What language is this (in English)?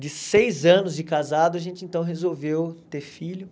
Portuguese